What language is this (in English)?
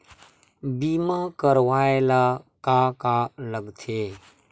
Chhattisgarhi